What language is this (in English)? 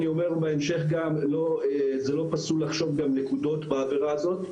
Hebrew